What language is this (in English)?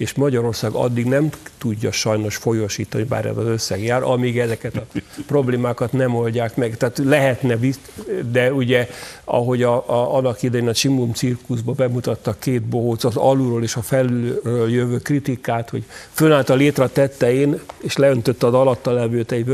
Hungarian